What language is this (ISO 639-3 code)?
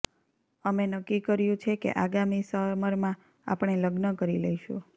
guj